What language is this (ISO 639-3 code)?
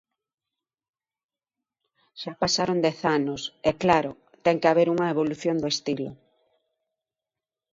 glg